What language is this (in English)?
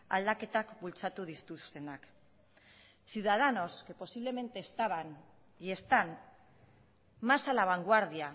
Spanish